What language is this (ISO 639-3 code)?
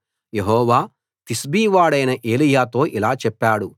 tel